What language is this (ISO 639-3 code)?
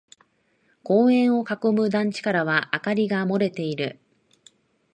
jpn